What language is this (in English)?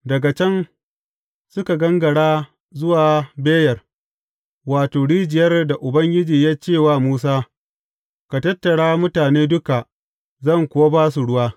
Hausa